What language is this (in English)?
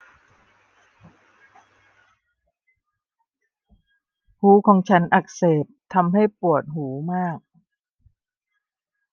Thai